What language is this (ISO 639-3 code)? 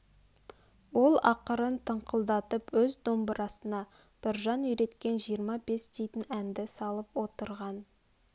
kaz